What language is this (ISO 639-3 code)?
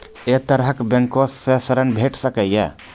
mai